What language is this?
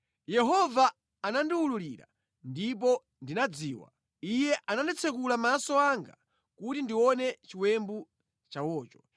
Nyanja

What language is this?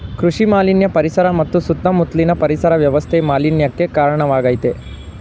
Kannada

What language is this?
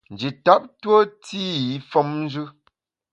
Bamun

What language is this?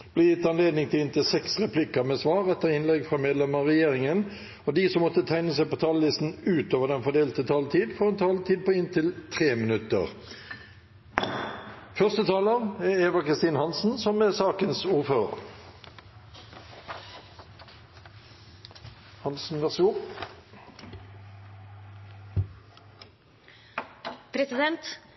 Norwegian Bokmål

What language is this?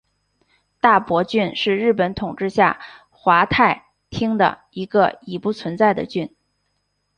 Chinese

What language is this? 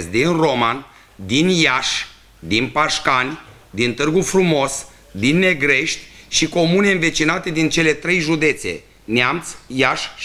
Romanian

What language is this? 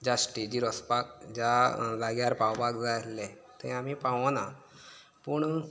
Konkani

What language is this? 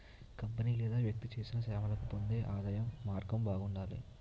Telugu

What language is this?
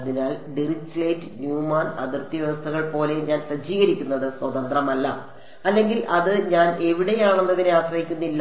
Malayalam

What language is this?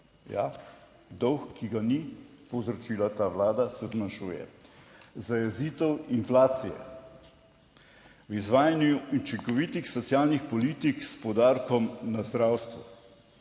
Slovenian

